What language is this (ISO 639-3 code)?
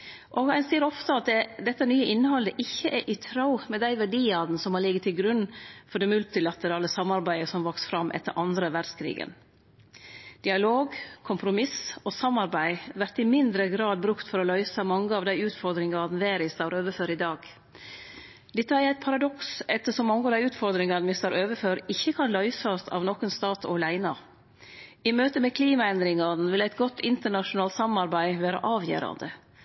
nno